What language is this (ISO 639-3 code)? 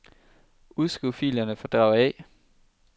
dan